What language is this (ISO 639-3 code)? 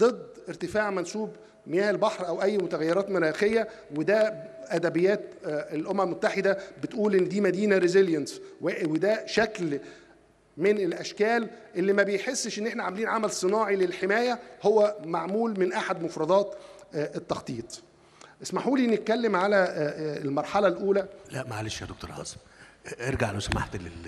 ara